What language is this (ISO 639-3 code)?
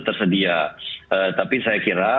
ind